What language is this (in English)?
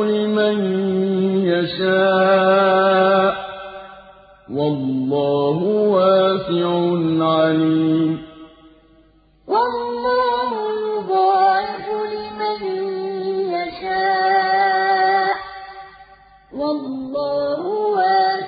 Arabic